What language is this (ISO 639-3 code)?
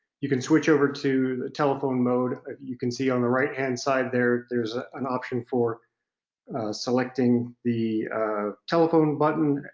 eng